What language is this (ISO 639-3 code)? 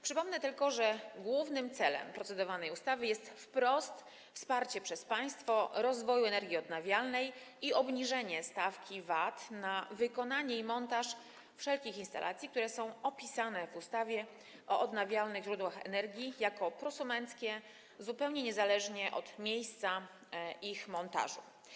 pol